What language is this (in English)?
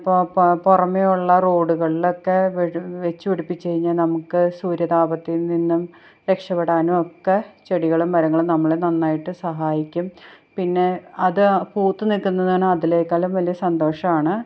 Malayalam